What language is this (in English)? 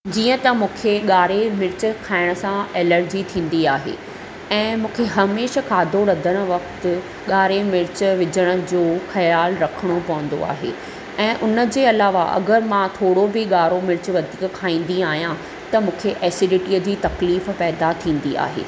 Sindhi